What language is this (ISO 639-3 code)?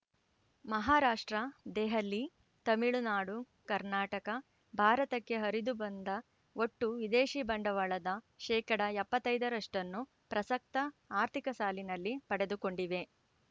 kan